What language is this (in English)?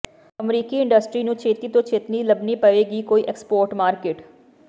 Punjabi